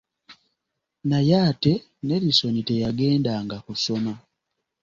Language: Ganda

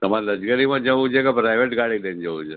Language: Gujarati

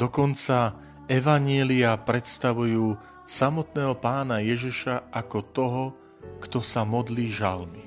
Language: Slovak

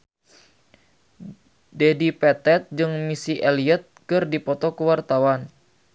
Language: Sundanese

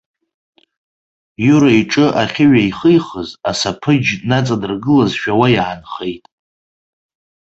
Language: Abkhazian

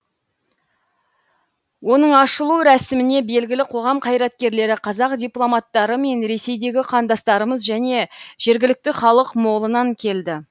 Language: Kazakh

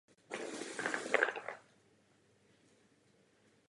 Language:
Czech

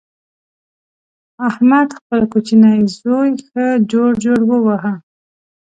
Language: Pashto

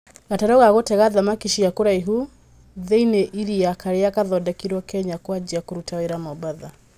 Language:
Kikuyu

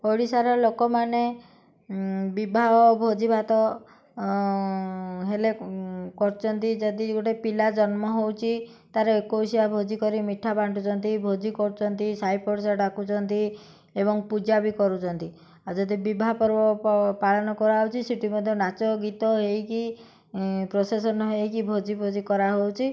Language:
Odia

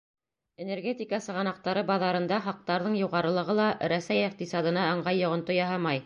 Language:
Bashkir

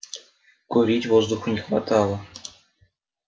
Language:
Russian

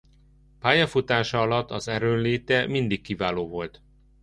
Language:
Hungarian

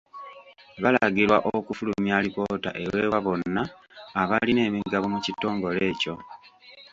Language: Ganda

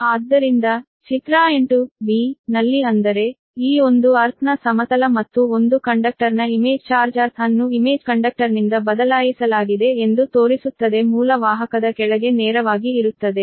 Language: Kannada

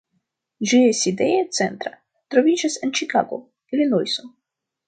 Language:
Esperanto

